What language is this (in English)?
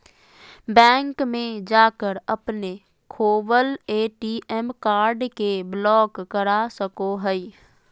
Magahi